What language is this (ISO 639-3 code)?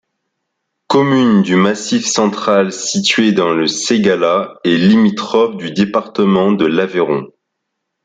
fra